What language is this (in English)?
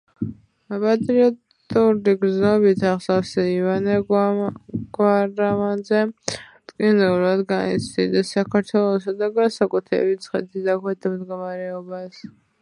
Georgian